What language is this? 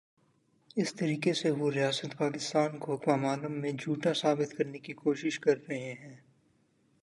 Urdu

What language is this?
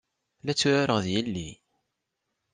Kabyle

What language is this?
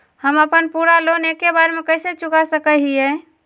Magahi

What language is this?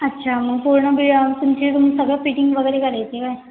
Marathi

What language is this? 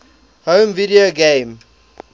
English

